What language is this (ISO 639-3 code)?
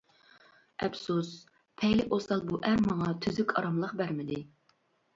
uig